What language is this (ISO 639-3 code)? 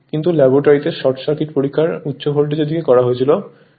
ben